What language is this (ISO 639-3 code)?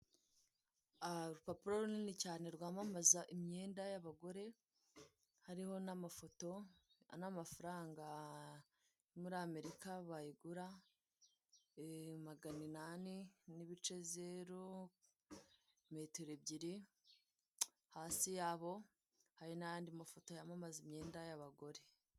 kin